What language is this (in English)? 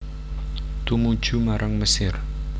Javanese